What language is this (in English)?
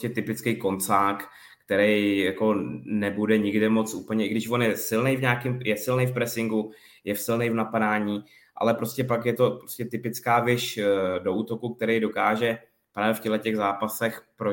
Czech